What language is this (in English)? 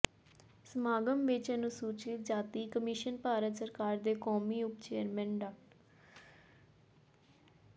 Punjabi